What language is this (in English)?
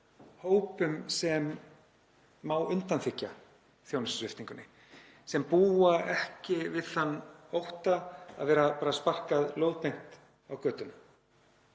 Icelandic